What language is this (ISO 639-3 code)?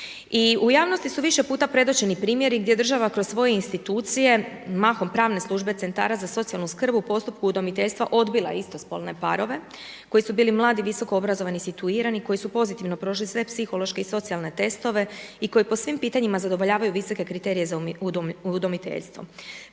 hrv